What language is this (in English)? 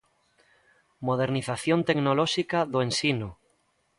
Galician